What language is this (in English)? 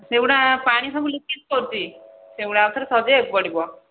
Odia